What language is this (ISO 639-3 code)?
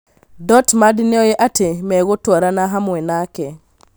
kik